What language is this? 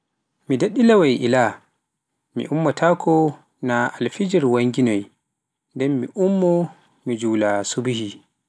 Pular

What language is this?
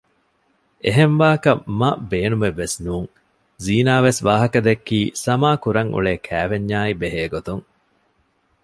Divehi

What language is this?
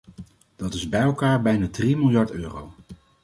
Dutch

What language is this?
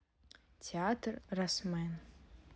Russian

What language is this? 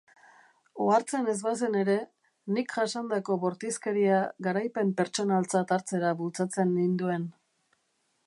Basque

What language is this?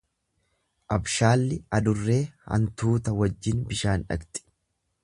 Oromo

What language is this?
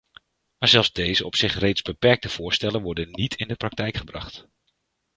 Dutch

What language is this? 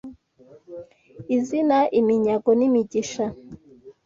Kinyarwanda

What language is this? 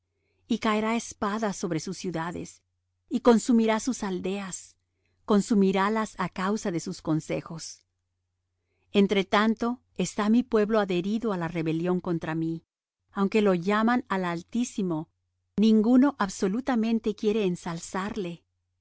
Spanish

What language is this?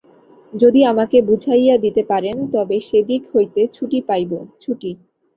Bangla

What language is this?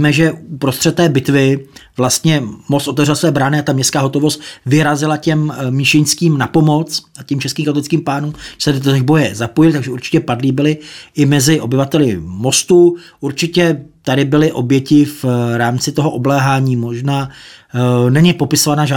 Czech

